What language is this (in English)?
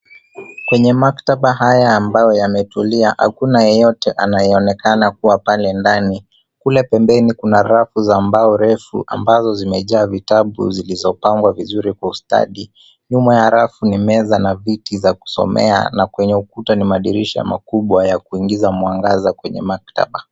Swahili